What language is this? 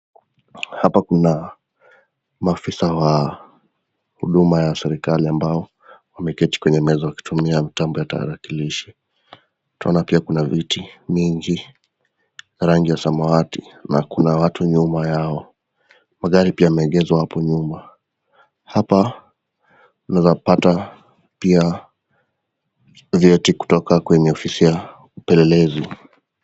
Swahili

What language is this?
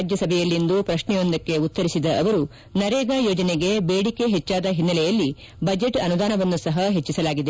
Kannada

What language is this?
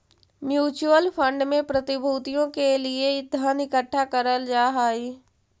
Magahi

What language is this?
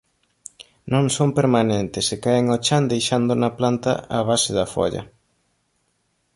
Galician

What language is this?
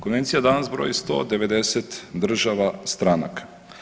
Croatian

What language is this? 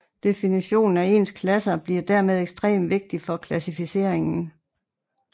Danish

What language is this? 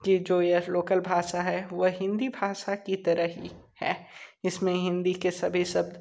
Hindi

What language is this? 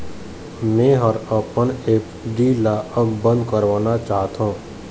Chhattisgarhi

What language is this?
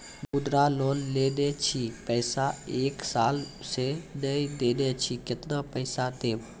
Maithili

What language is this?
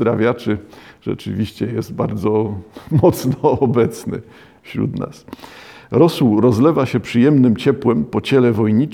Polish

